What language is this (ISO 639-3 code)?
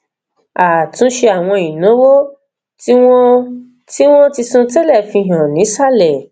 yor